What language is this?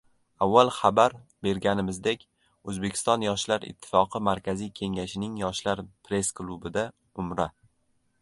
Uzbek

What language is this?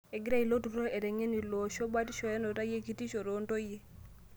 Masai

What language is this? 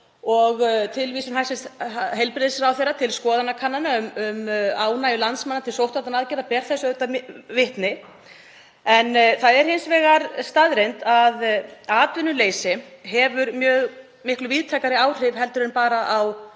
Icelandic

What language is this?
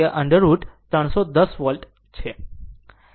Gujarati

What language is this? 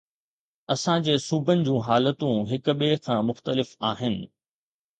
Sindhi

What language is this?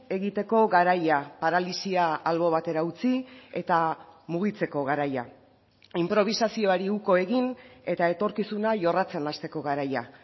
Basque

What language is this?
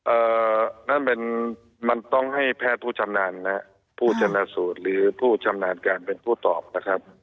Thai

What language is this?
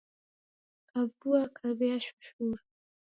Taita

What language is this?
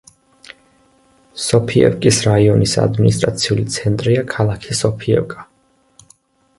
Georgian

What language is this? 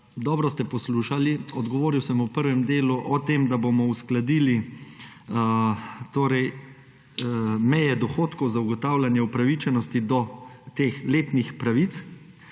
Slovenian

